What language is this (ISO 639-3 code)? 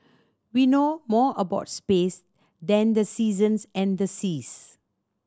eng